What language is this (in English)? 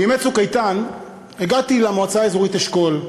Hebrew